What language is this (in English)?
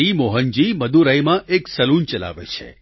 Gujarati